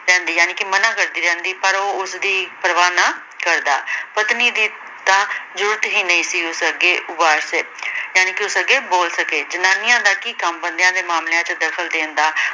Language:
Punjabi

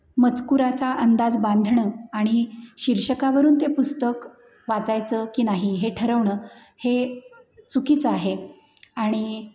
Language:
Marathi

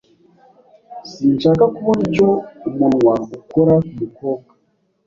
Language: Kinyarwanda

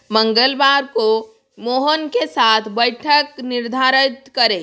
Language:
Hindi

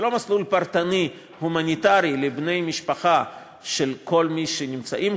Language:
Hebrew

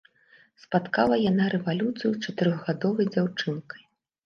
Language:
Belarusian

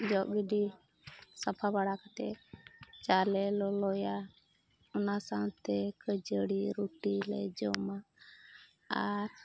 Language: Santali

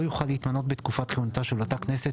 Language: Hebrew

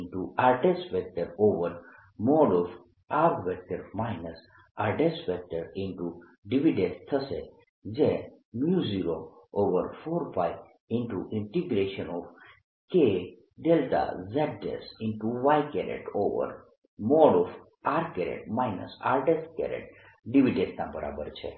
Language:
Gujarati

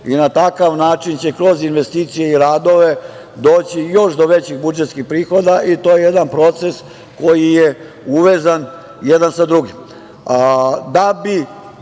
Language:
Serbian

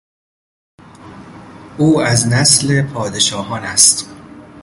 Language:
Persian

